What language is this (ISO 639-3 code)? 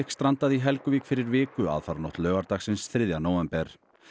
isl